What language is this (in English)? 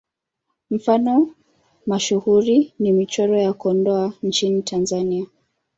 Swahili